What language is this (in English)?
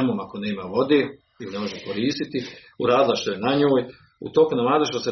Croatian